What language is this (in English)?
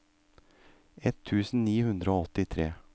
Norwegian